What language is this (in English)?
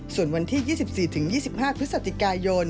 Thai